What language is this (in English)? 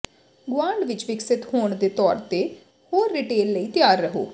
Punjabi